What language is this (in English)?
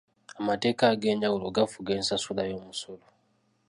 Ganda